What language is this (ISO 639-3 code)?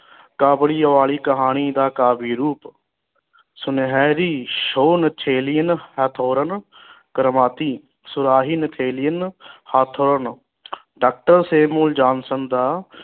pan